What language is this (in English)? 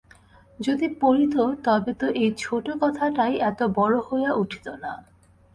Bangla